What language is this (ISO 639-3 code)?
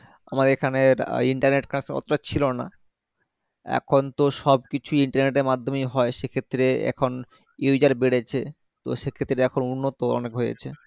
ben